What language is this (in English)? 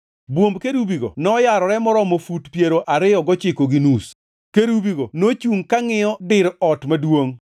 Luo (Kenya and Tanzania)